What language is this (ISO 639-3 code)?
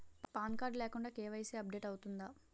tel